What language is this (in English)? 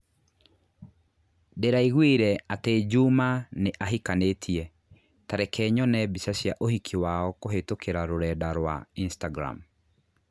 Kikuyu